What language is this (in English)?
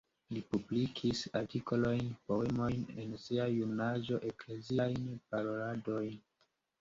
Esperanto